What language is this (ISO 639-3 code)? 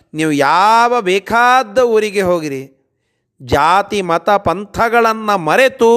kan